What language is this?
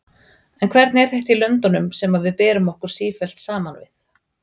Icelandic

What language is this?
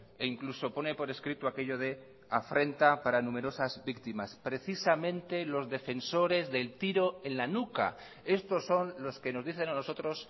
Spanish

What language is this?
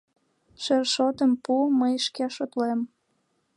Mari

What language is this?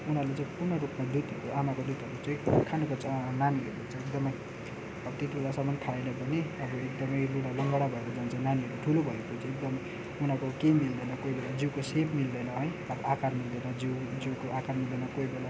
Nepali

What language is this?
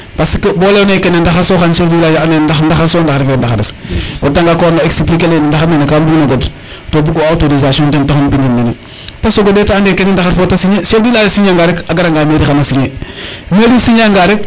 Serer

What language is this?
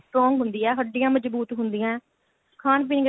Punjabi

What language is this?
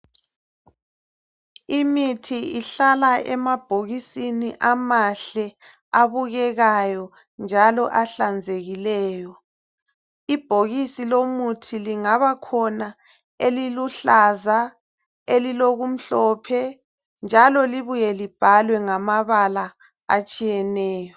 North Ndebele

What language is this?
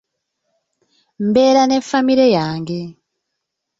Ganda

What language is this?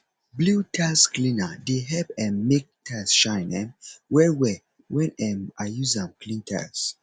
Nigerian Pidgin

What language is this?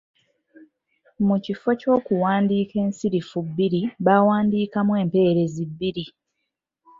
Ganda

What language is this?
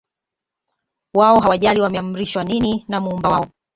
Swahili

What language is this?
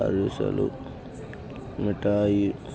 Telugu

